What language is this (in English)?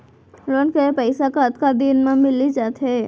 Chhattisgarhi